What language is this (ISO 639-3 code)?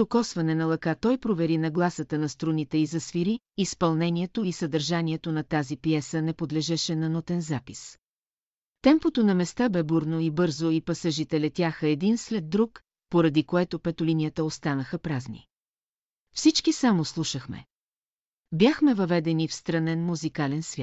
bul